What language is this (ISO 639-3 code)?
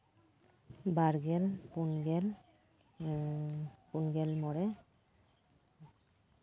sat